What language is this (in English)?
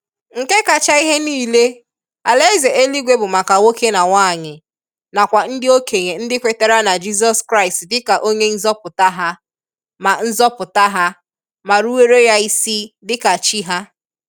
Igbo